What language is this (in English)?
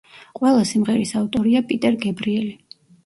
Georgian